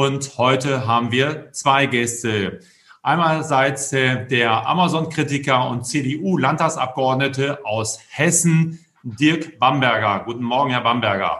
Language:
German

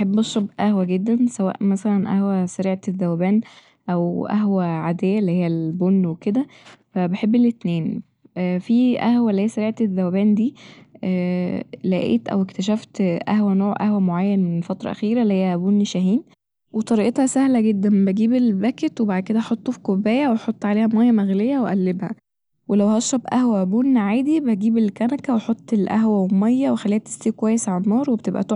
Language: Egyptian Arabic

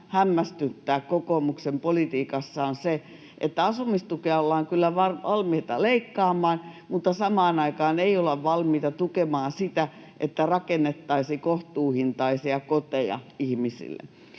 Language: Finnish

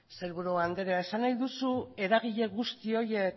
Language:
Basque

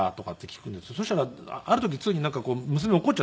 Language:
Japanese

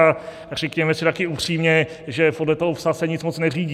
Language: Czech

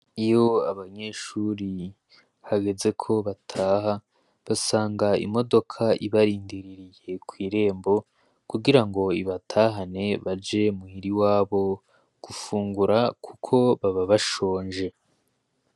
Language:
Rundi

